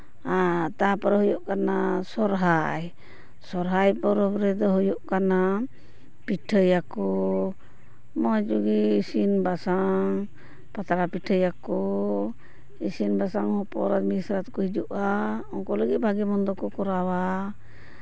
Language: Santali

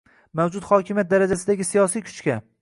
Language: Uzbek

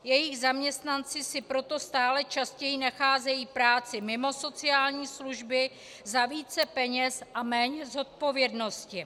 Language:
Czech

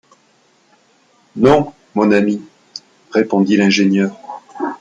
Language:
French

